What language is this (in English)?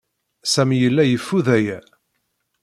Kabyle